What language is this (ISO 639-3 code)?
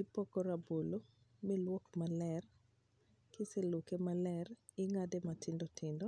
luo